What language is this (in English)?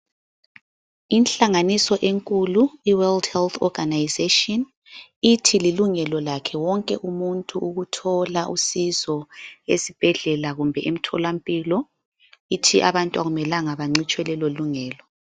North Ndebele